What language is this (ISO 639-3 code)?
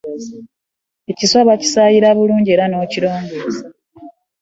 lug